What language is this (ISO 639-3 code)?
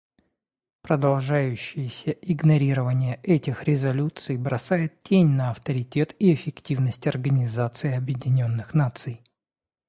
rus